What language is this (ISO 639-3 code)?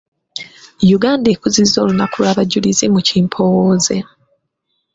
lug